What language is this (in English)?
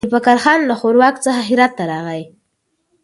Pashto